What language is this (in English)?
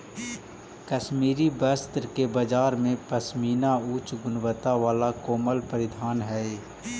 Magahi